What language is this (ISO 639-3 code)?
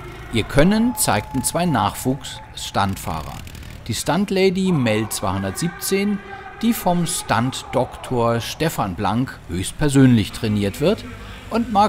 deu